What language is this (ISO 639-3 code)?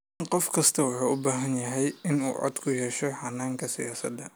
som